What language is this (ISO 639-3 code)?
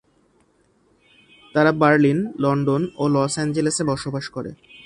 ben